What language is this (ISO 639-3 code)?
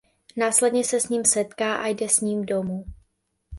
ces